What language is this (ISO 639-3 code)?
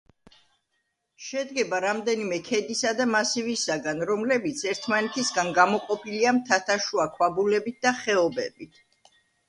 kat